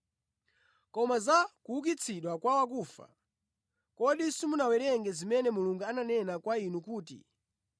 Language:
Nyanja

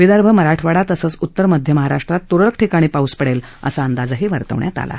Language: Marathi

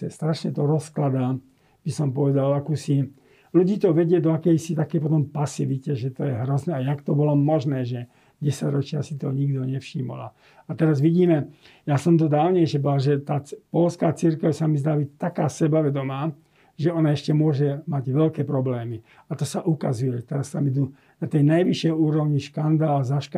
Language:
Slovak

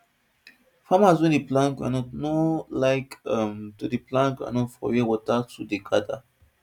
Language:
Nigerian Pidgin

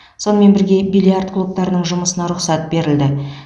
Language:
Kazakh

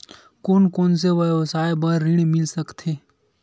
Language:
Chhattisgarhi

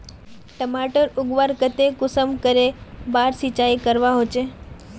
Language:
Magahi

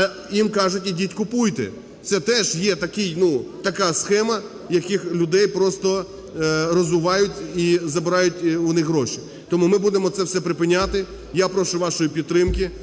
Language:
Ukrainian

